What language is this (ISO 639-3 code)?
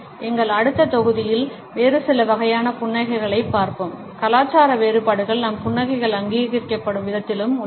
tam